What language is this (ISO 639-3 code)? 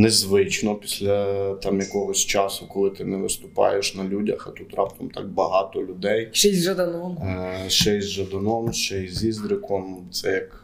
ukr